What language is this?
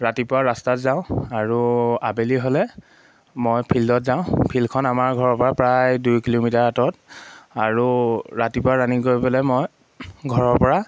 Assamese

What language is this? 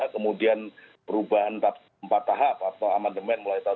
Indonesian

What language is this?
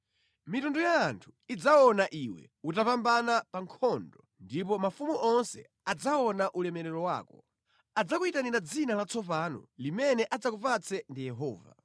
Nyanja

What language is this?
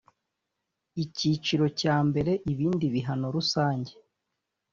Kinyarwanda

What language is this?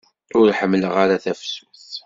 Kabyle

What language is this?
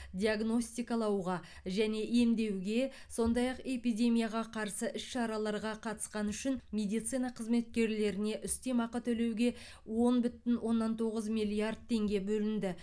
Kazakh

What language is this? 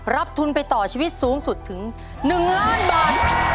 Thai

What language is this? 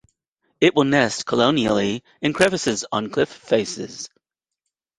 English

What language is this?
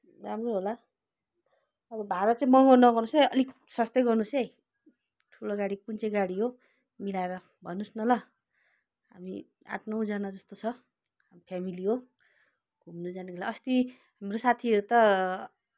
Nepali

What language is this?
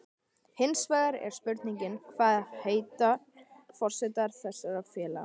Icelandic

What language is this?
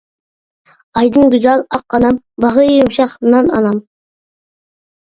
Uyghur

